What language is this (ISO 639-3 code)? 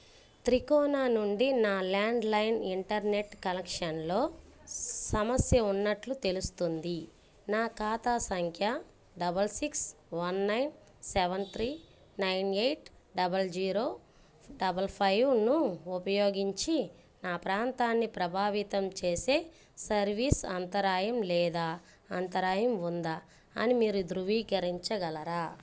tel